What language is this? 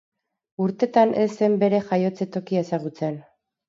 Basque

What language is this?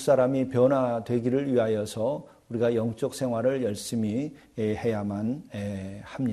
Korean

